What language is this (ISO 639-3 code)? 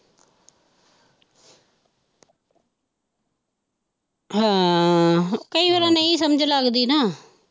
pan